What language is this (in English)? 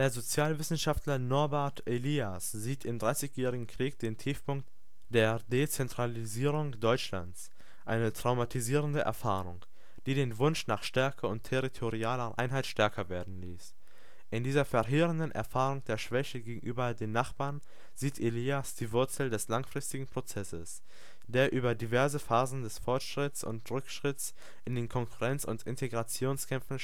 German